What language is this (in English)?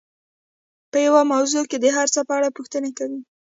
Pashto